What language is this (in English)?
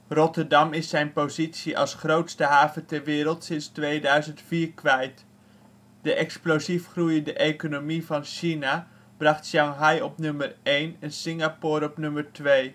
Dutch